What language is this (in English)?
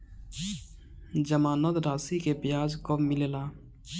Bhojpuri